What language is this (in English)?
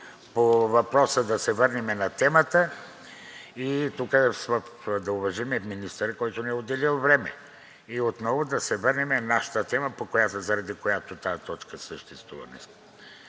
Bulgarian